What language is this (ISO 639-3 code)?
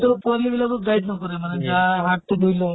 asm